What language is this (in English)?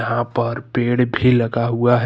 Hindi